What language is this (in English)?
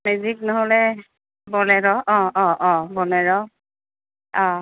Assamese